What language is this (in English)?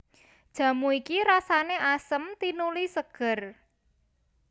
Javanese